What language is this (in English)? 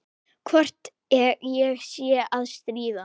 Icelandic